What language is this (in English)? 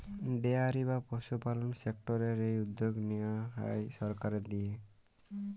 Bangla